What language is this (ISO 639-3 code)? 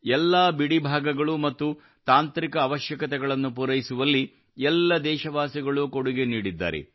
kan